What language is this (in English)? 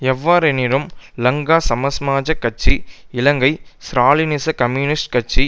Tamil